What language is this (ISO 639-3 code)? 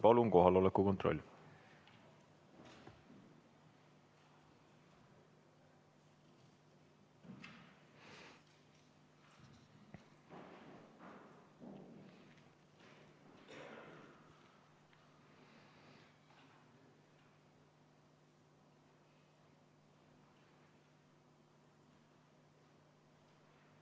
est